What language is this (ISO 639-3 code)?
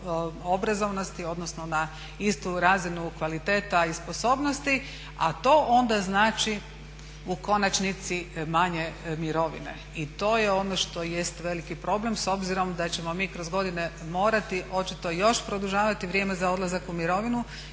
hrv